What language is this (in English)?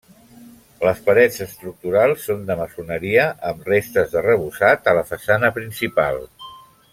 Catalan